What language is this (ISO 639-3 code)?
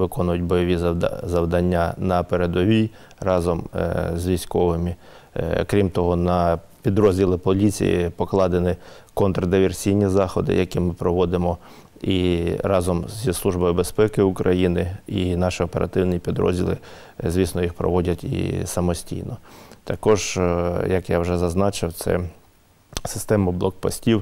ukr